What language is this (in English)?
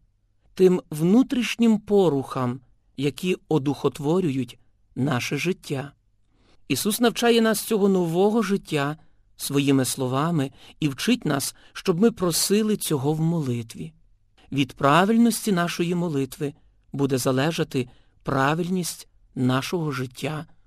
Ukrainian